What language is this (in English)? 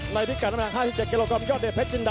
Thai